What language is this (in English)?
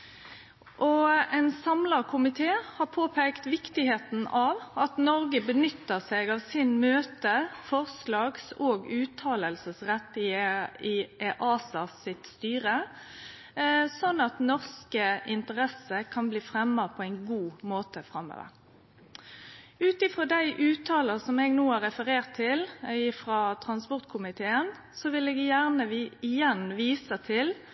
Norwegian Nynorsk